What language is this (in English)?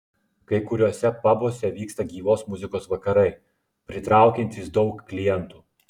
Lithuanian